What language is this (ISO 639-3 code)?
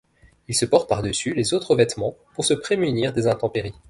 fra